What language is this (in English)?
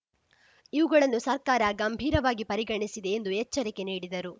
Kannada